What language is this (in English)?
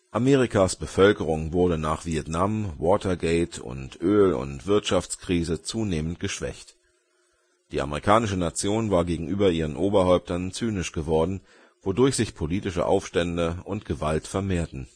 German